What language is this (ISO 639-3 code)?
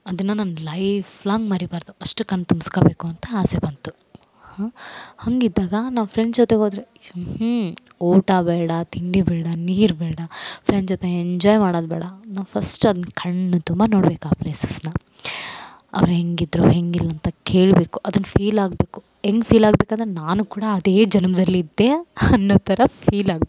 kan